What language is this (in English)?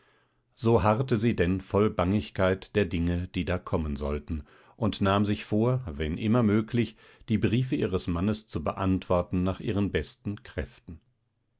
German